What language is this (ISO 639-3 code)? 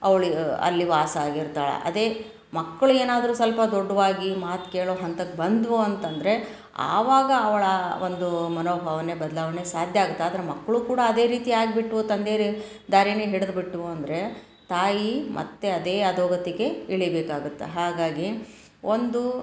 kan